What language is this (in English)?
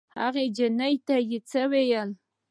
Pashto